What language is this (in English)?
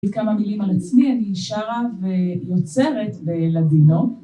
Hebrew